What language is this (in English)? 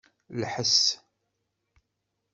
Kabyle